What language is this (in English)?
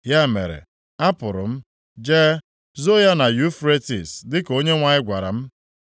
Igbo